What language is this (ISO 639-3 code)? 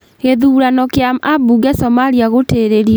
kik